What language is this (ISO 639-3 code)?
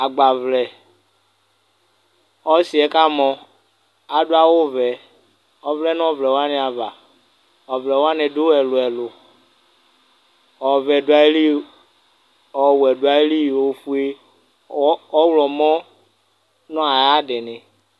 kpo